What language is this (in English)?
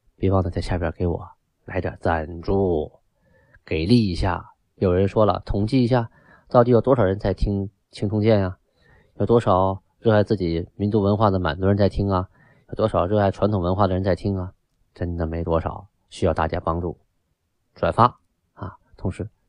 Chinese